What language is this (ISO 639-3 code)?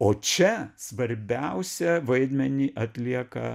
lit